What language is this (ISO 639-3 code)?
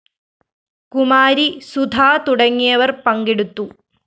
mal